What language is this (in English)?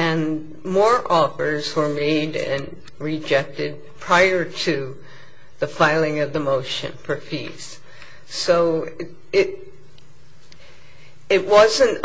English